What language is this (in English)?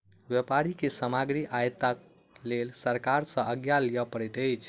Maithili